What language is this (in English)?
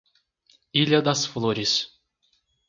Portuguese